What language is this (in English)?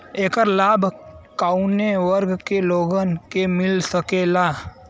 Bhojpuri